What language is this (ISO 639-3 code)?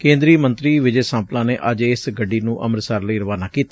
pan